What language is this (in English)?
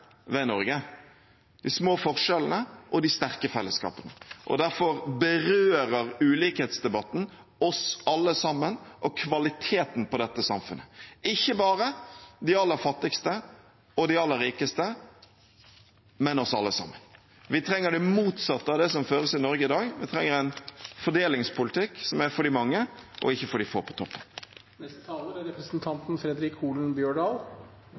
Norwegian